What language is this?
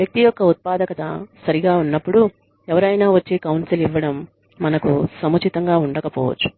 Telugu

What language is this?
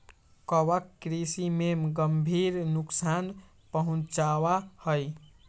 Magahi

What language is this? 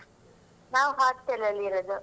Kannada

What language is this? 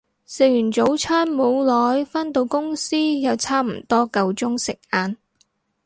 Cantonese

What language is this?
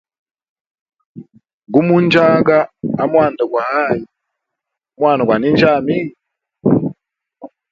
Hemba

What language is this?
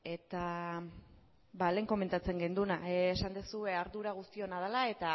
Basque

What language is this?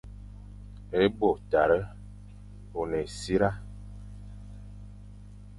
Fang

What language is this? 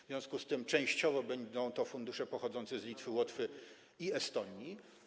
Polish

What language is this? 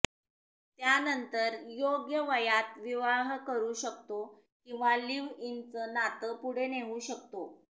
Marathi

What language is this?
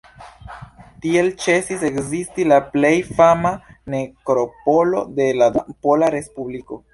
Esperanto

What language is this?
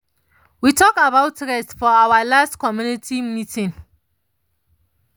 Nigerian Pidgin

